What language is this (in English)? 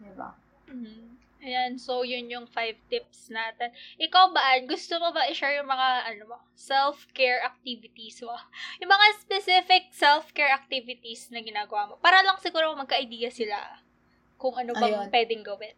Filipino